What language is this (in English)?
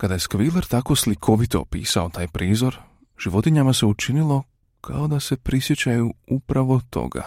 Croatian